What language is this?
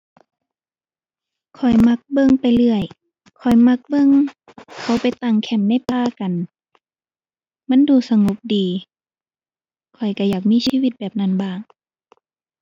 Thai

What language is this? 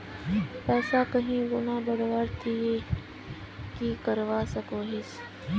Magahi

